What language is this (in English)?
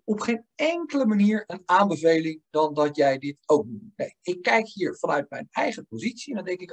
Dutch